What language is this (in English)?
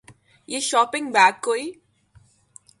Urdu